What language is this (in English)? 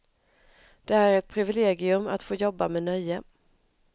Swedish